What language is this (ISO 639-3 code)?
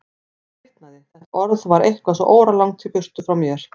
isl